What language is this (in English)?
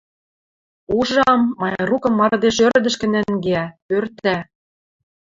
Western Mari